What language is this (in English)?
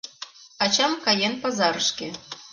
Mari